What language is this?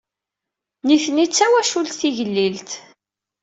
Kabyle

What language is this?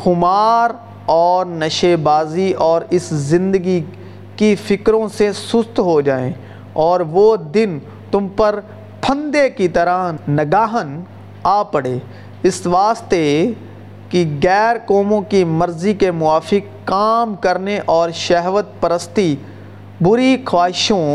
Urdu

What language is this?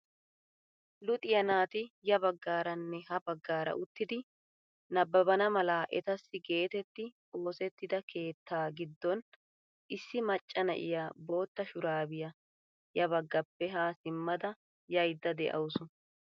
Wolaytta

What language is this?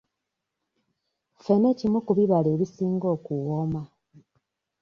Ganda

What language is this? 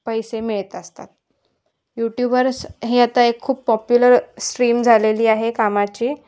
Marathi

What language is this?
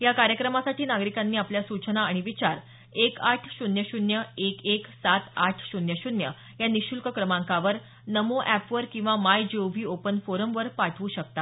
Marathi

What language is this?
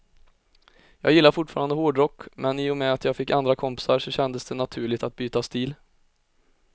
Swedish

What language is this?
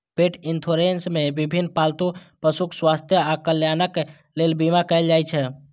Maithili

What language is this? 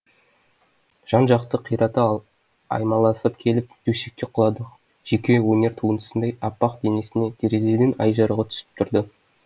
Kazakh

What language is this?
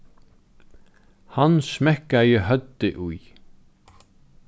Faroese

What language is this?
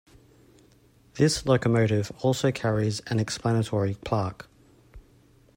English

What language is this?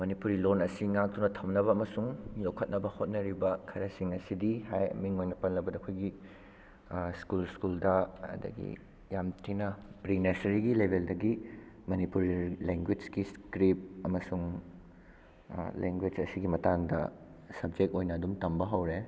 Manipuri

